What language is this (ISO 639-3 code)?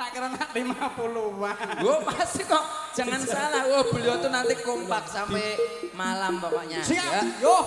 ind